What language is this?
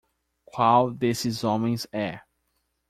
Portuguese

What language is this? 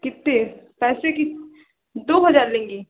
Hindi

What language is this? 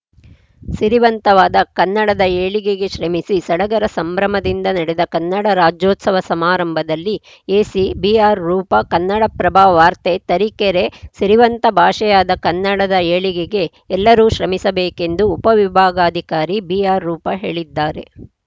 Kannada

